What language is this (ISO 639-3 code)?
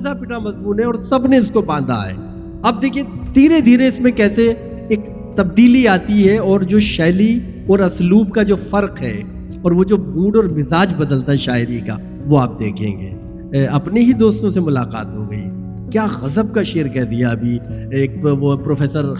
urd